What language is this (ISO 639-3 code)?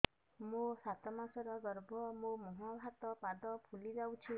ori